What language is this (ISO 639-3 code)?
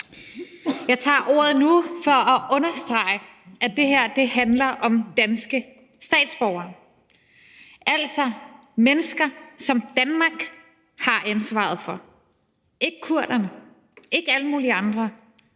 dan